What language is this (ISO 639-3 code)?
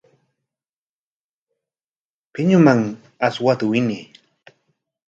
qwa